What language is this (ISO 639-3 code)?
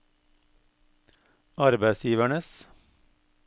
nor